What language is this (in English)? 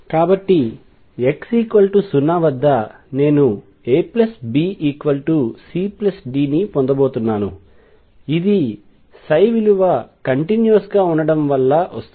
Telugu